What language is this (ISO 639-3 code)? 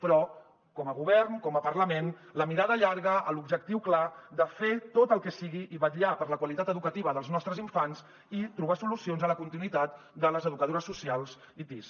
cat